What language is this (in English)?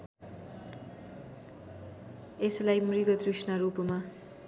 Nepali